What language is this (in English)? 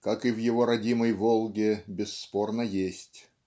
Russian